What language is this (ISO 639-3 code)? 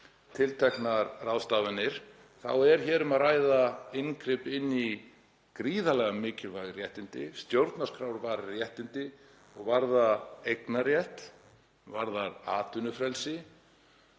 isl